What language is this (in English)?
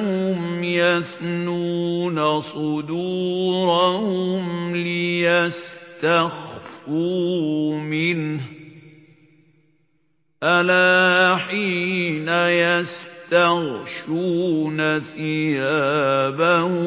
Arabic